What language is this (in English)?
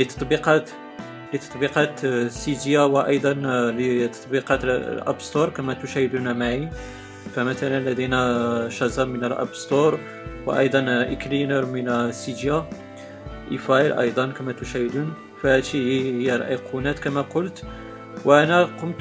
Arabic